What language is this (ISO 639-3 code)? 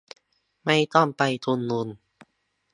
tha